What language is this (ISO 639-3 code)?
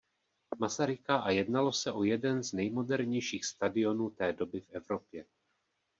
ces